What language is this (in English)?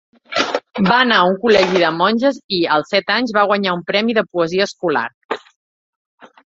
Catalan